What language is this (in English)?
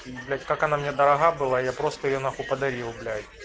Russian